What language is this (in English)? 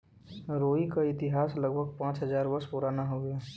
Bhojpuri